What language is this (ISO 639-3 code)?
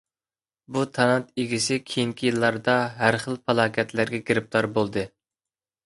uig